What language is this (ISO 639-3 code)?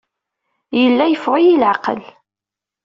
kab